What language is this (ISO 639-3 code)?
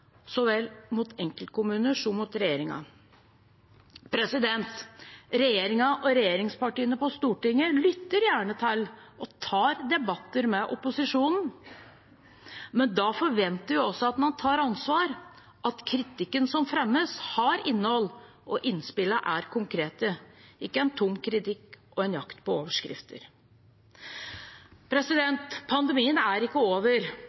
nob